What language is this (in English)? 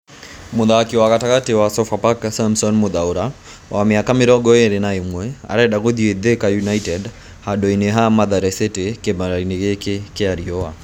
Kikuyu